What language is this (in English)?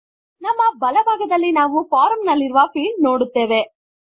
Kannada